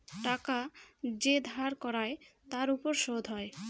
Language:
Bangla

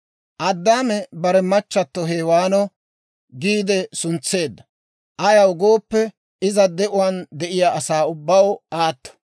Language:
Dawro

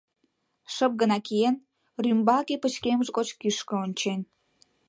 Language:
Mari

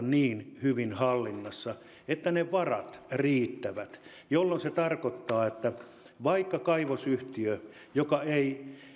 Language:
Finnish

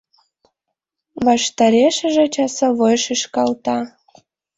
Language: Mari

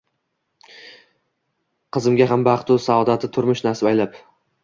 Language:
Uzbek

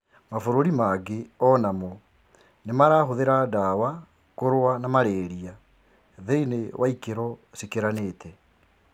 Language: Kikuyu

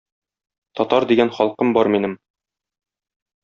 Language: Tatar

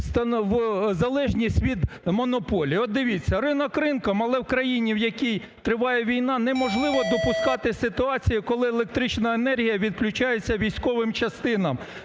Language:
Ukrainian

